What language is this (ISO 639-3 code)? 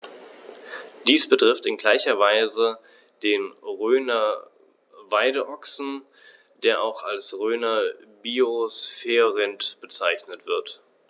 deu